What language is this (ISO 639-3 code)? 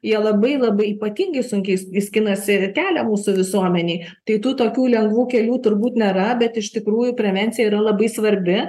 lit